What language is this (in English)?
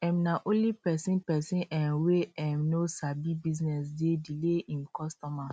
Nigerian Pidgin